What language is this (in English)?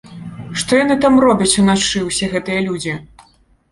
Belarusian